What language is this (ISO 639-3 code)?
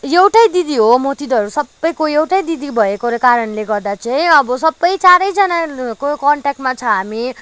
nep